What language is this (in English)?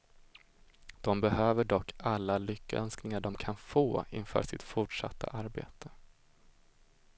Swedish